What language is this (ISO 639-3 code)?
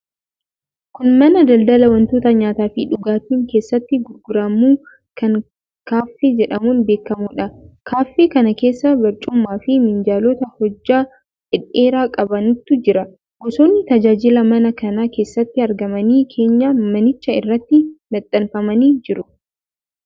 orm